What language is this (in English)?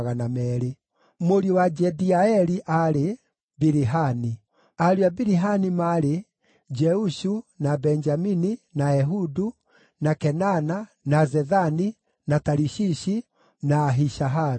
Kikuyu